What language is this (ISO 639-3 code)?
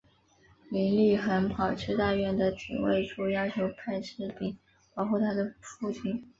zho